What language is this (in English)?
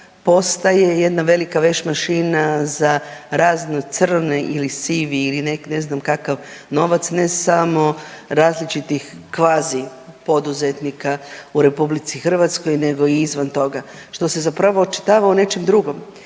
Croatian